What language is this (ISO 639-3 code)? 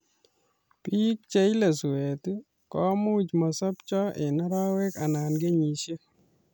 kln